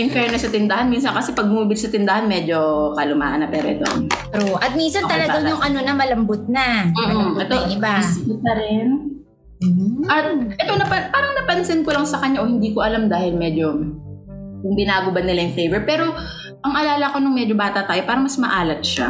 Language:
Filipino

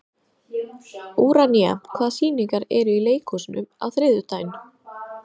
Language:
Icelandic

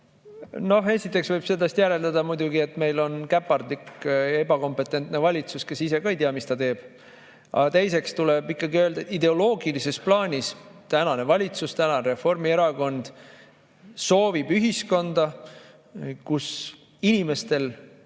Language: Estonian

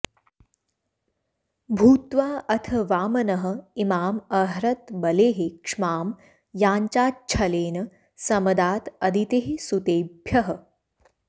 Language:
Sanskrit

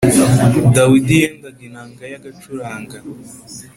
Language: Kinyarwanda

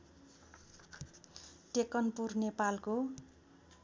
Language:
Nepali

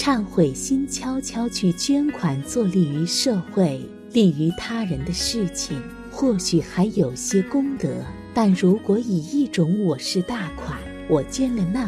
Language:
Chinese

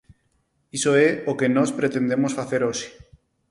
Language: Galician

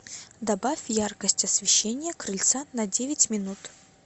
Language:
Russian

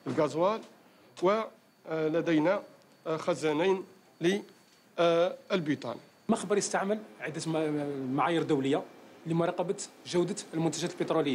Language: Arabic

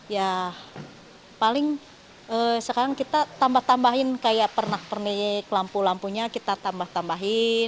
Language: Indonesian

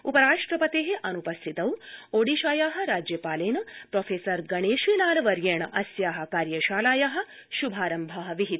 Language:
Sanskrit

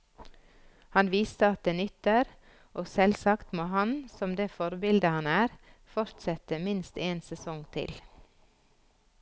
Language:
Norwegian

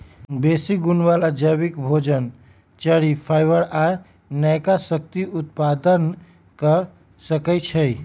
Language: Magahi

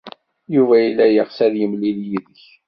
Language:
Kabyle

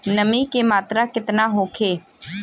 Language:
Bhojpuri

